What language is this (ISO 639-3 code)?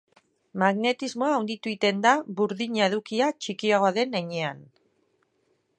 eus